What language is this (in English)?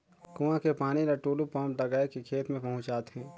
Chhattisgarhi